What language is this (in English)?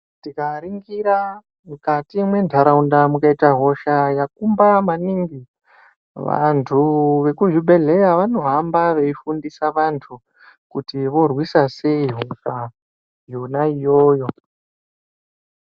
Ndau